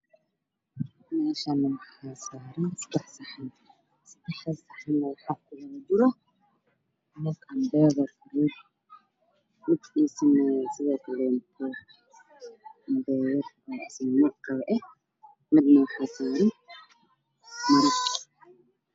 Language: Somali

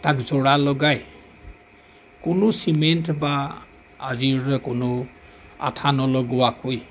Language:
Assamese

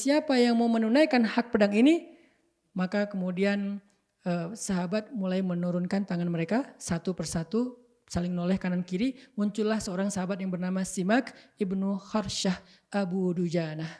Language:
Indonesian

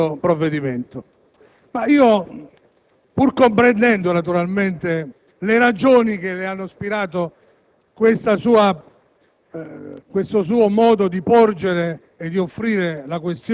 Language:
Italian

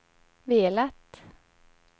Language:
Swedish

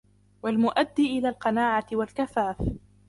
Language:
Arabic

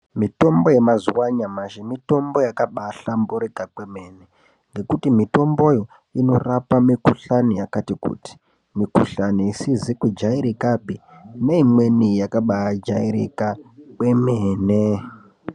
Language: Ndau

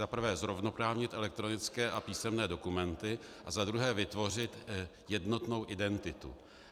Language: Czech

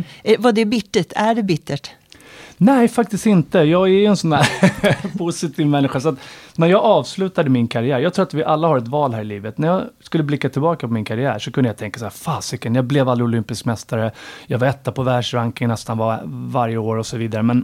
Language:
Swedish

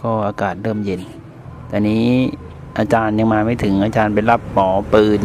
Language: Thai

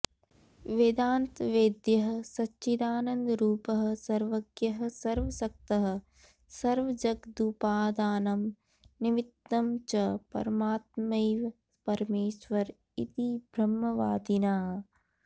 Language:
Sanskrit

